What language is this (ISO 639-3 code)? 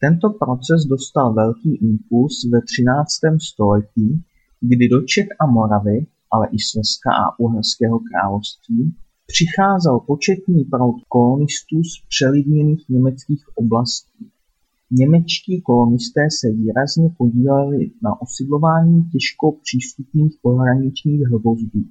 ces